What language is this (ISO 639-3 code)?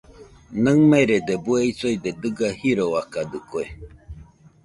hux